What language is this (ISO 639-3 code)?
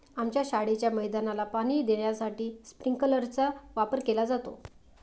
mar